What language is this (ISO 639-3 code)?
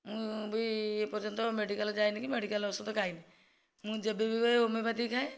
ori